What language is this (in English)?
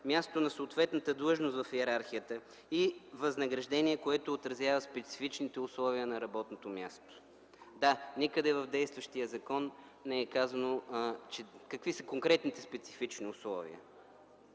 Bulgarian